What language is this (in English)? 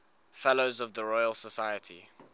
English